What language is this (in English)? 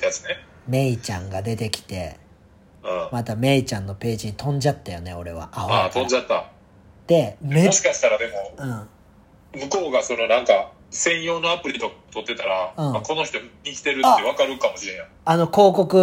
Japanese